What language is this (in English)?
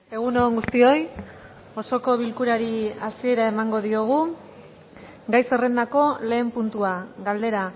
Basque